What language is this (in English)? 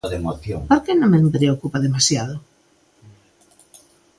Galician